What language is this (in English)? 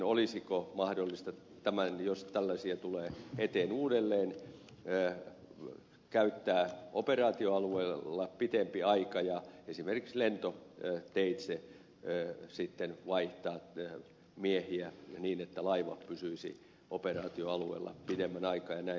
Finnish